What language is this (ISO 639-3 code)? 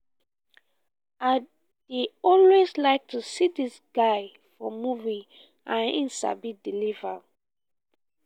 pcm